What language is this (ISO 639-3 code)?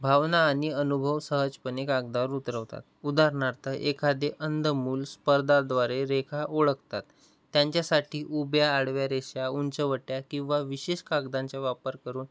mar